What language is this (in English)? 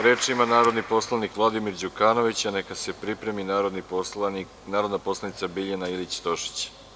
Serbian